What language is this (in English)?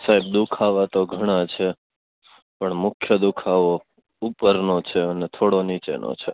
Gujarati